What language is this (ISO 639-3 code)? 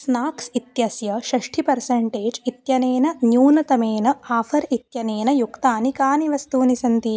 san